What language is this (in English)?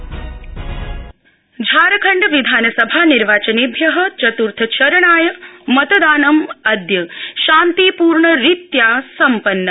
Sanskrit